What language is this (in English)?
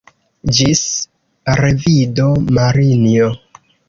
Esperanto